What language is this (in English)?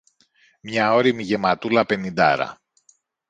Greek